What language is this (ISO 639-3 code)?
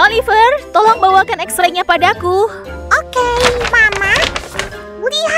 ind